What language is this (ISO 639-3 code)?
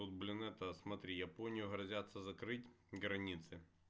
rus